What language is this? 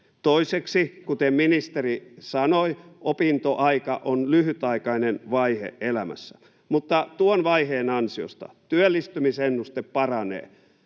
Finnish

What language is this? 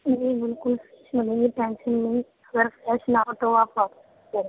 Urdu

